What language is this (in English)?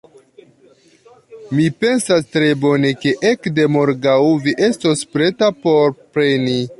Esperanto